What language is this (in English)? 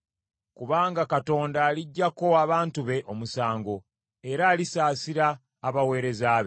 Ganda